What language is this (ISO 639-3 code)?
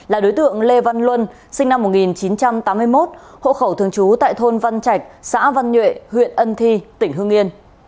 vie